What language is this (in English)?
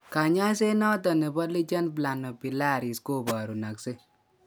Kalenjin